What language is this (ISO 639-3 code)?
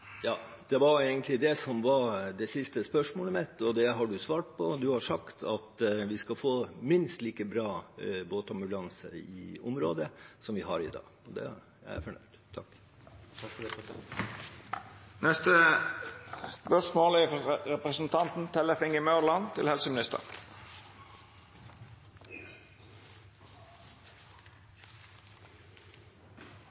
nor